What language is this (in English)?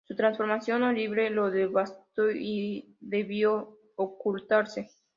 Spanish